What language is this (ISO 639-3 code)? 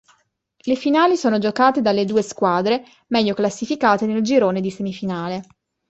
ita